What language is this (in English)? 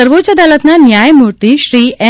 Gujarati